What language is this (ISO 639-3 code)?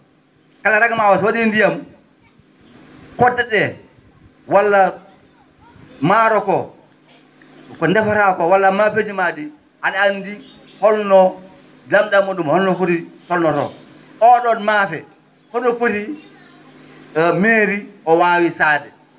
ful